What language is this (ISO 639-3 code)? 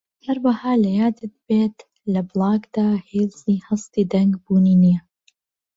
ckb